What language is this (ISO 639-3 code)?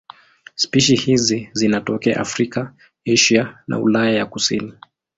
swa